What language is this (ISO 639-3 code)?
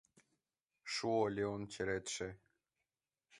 chm